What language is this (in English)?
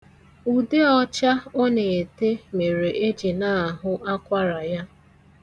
Igbo